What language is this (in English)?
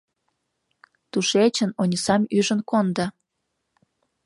Mari